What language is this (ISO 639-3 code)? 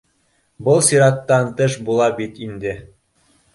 bak